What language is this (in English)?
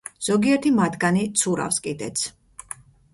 Georgian